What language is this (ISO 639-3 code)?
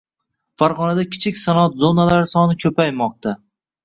uzb